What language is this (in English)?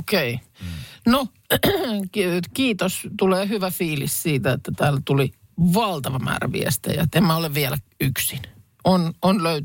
Finnish